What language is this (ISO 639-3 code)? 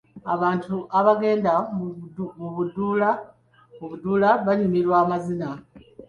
lug